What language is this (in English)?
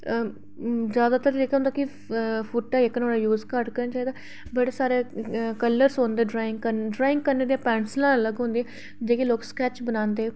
Dogri